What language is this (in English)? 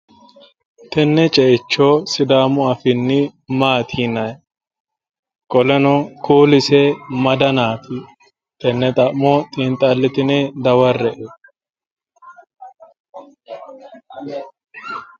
Sidamo